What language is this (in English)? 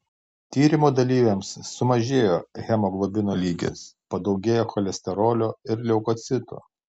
Lithuanian